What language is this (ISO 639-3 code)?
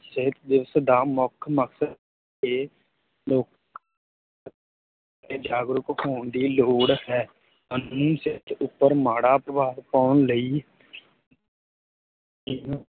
pan